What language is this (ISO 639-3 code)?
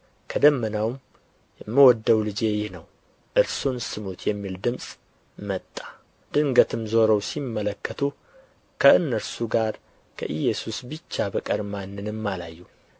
amh